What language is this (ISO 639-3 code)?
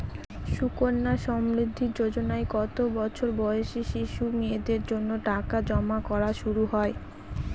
ben